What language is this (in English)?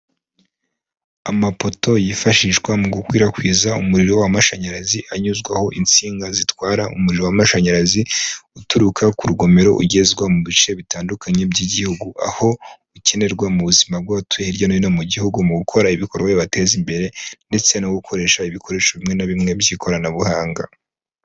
Kinyarwanda